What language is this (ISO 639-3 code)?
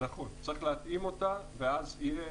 heb